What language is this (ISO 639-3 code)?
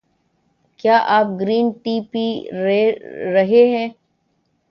urd